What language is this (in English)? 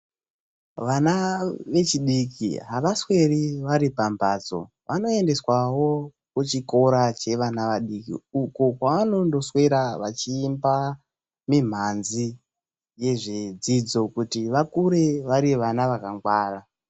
Ndau